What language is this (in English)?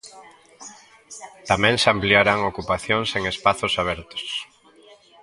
Galician